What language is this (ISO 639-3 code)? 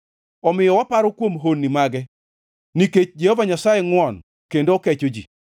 luo